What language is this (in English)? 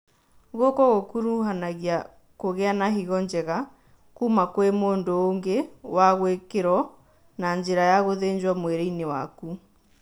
Kikuyu